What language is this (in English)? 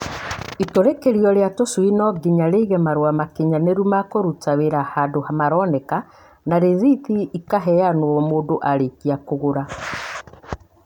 Kikuyu